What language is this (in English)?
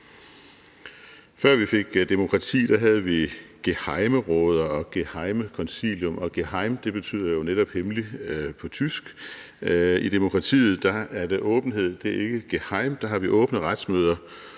Danish